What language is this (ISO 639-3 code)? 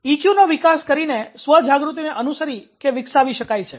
guj